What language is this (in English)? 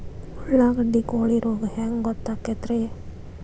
Kannada